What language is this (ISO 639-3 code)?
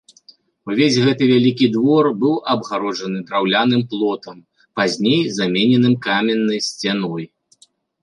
bel